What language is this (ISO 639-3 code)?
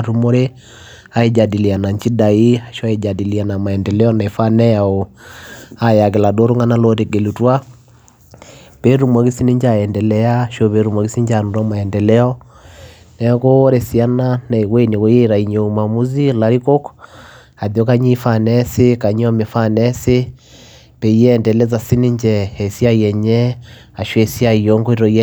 mas